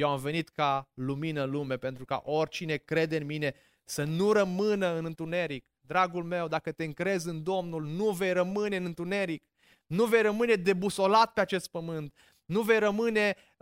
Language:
Romanian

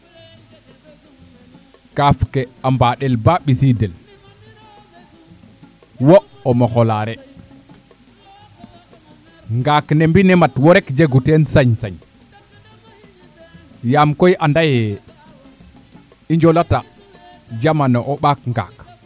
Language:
Serer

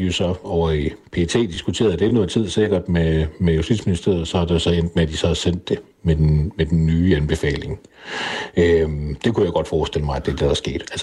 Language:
Danish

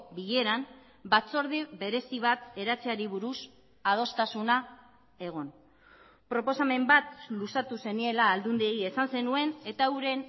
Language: Basque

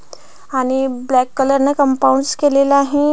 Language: Marathi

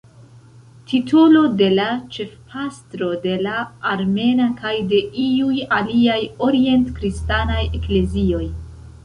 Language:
Esperanto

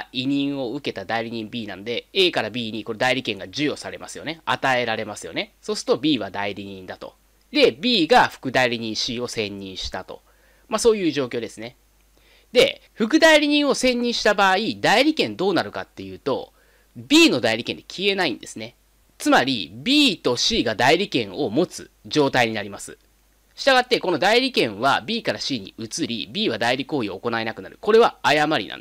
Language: Japanese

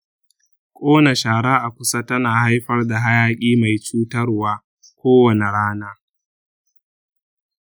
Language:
Hausa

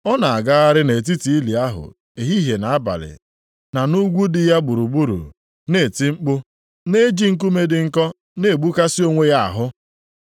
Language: Igbo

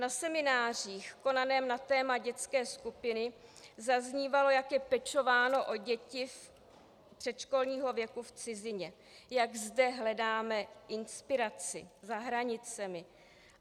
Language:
Czech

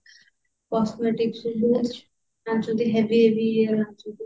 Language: Odia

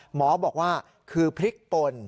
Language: Thai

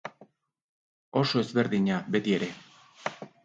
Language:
Basque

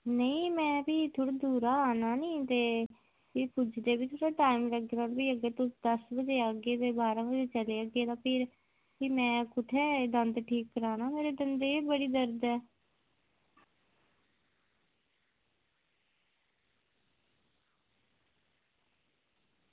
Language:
Dogri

